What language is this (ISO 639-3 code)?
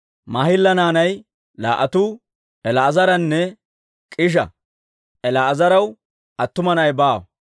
dwr